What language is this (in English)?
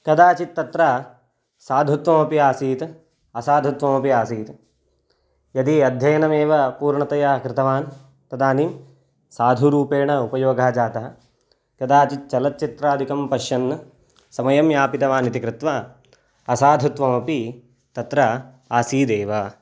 Sanskrit